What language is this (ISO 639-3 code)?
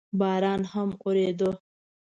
pus